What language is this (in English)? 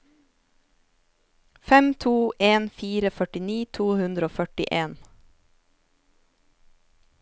Norwegian